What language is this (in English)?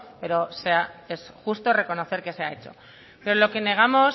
Spanish